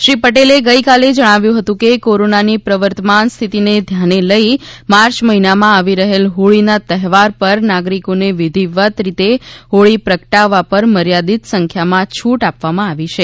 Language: Gujarati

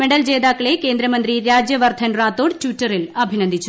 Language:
Malayalam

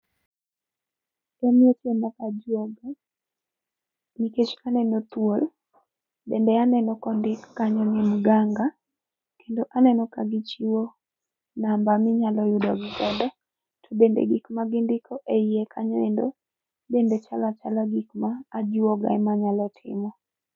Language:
Luo (Kenya and Tanzania)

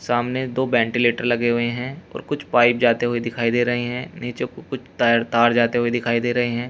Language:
Hindi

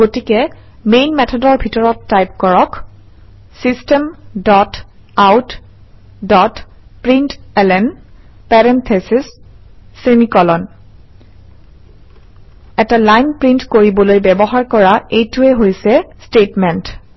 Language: Assamese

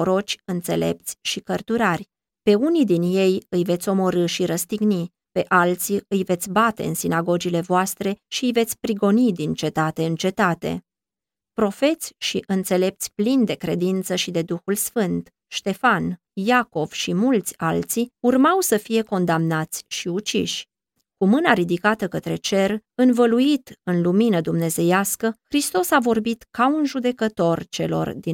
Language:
Romanian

